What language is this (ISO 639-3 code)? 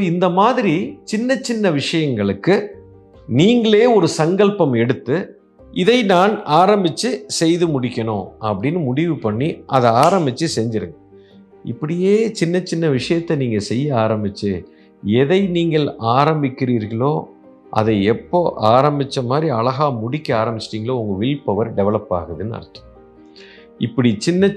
tam